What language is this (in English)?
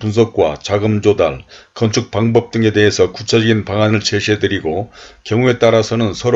Korean